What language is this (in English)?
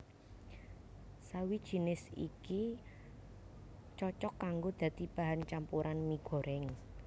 Javanese